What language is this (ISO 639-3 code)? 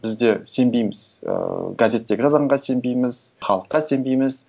kaz